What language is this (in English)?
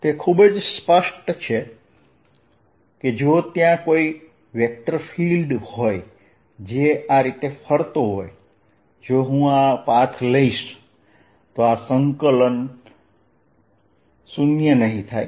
Gujarati